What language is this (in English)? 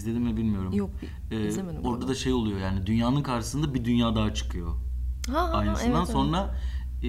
Turkish